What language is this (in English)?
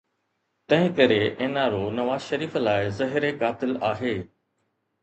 Sindhi